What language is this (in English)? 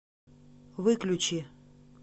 Russian